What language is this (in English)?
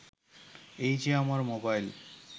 Bangla